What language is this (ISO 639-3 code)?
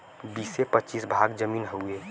bho